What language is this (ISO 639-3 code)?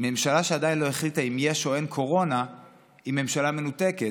heb